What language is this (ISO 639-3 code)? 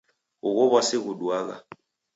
dav